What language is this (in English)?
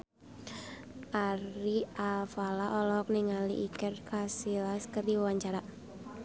Sundanese